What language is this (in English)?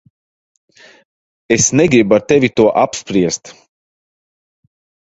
Latvian